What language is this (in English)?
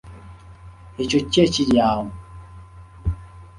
Ganda